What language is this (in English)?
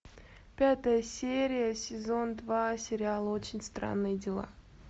Russian